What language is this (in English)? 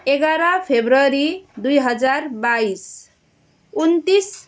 Nepali